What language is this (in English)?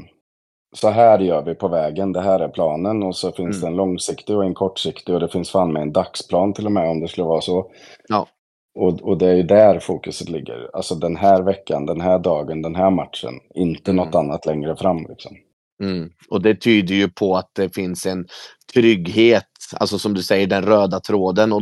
Swedish